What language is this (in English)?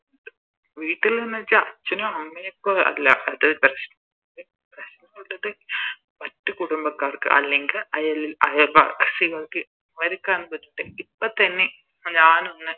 Malayalam